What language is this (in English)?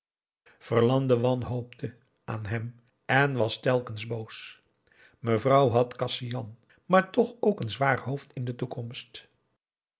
Dutch